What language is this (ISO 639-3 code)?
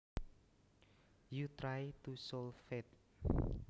jav